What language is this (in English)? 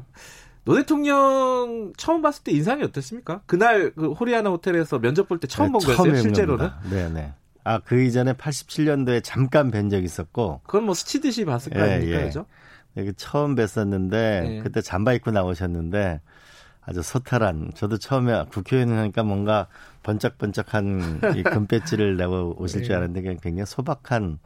Korean